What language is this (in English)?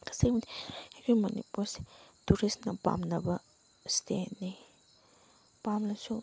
Manipuri